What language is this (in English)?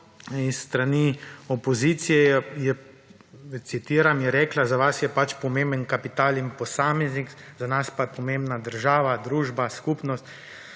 Slovenian